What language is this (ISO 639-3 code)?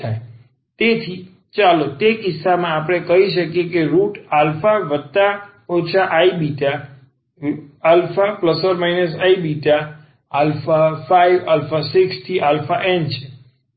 guj